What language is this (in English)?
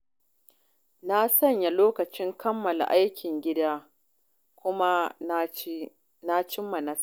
Hausa